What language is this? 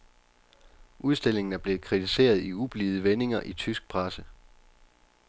Danish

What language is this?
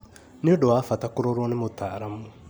Kikuyu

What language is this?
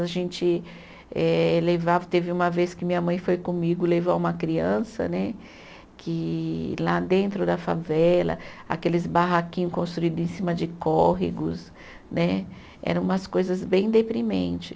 Portuguese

